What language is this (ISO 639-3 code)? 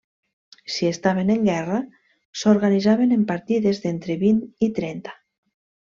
cat